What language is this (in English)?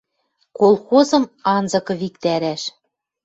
Western Mari